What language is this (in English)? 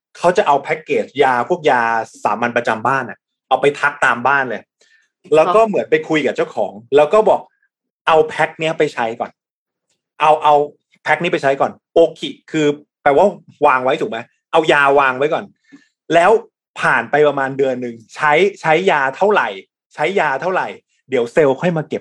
Thai